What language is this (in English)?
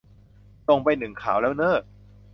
Thai